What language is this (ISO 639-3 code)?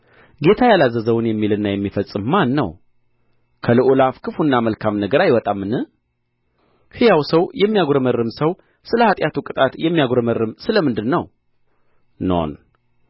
amh